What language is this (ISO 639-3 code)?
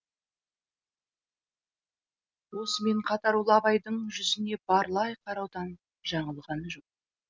kaz